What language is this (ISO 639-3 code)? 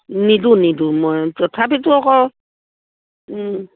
asm